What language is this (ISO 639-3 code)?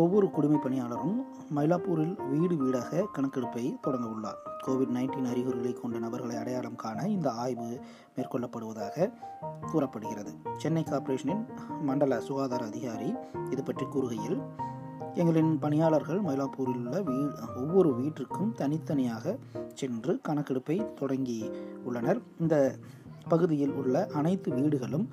tam